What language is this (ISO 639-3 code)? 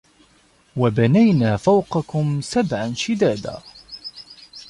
ara